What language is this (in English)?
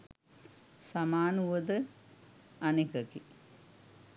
Sinhala